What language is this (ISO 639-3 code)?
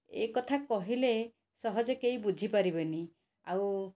ori